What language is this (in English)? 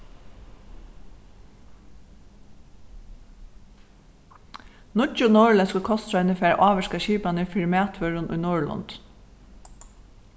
Faroese